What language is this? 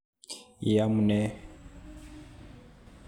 Kalenjin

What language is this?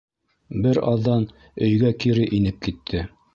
Bashkir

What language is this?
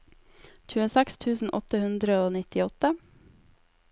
Norwegian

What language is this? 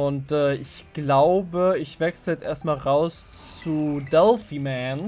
German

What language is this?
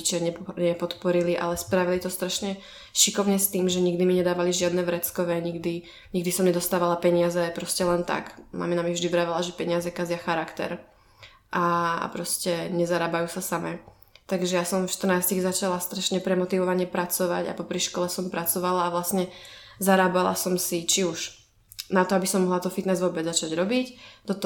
Czech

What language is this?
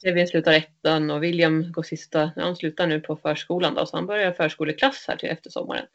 Swedish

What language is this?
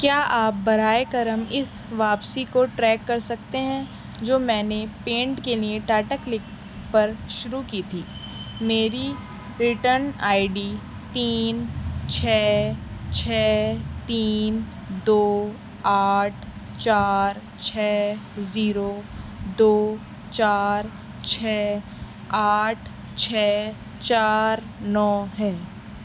Urdu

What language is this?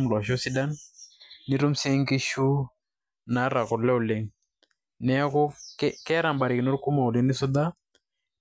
Masai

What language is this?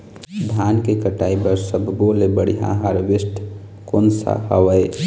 Chhattisgarhi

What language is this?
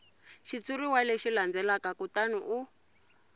Tsonga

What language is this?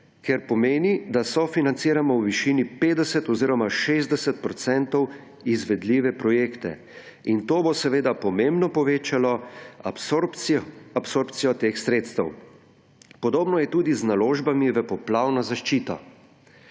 Slovenian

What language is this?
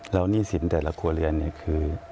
Thai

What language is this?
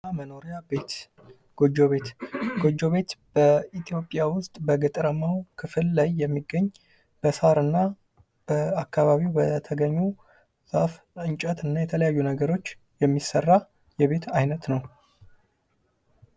Amharic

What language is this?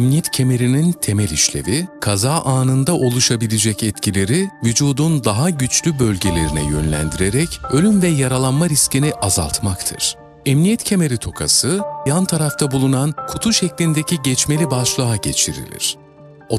Turkish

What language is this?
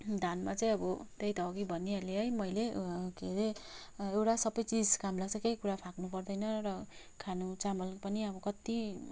Nepali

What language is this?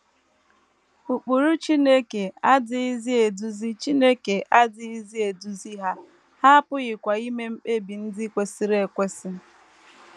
Igbo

